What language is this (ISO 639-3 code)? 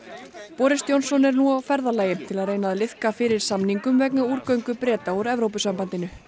isl